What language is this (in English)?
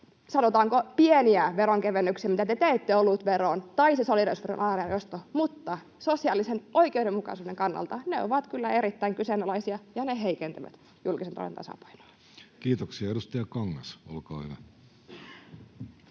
Finnish